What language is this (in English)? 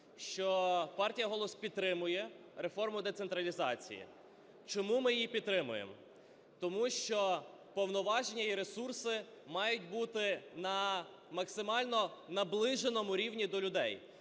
Ukrainian